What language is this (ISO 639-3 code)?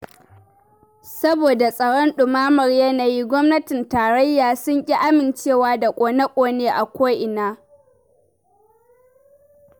hau